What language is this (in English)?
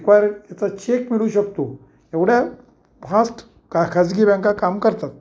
Marathi